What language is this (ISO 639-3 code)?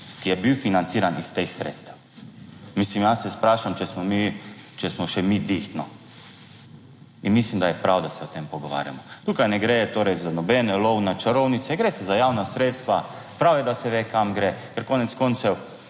slv